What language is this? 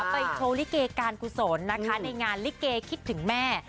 Thai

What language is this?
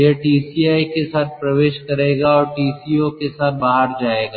Hindi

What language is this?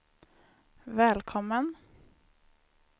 Swedish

